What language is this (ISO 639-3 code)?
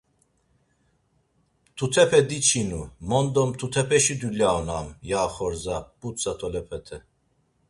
lzz